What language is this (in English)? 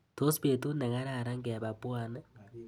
Kalenjin